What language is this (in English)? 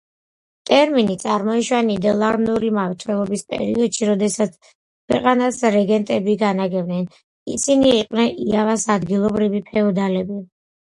Georgian